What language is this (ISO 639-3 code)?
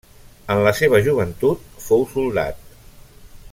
cat